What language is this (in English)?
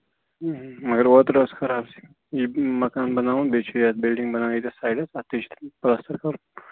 Kashmiri